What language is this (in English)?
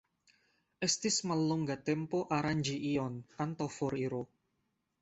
Esperanto